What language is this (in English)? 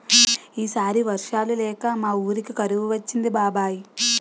Telugu